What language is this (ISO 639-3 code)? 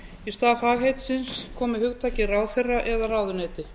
isl